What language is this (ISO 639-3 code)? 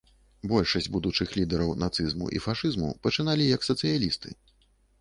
bel